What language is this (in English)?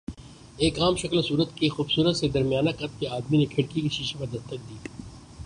Urdu